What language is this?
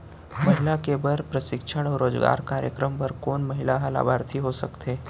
Chhattisgarhi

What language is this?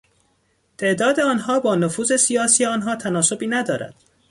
Persian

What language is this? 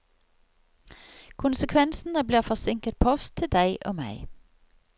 Norwegian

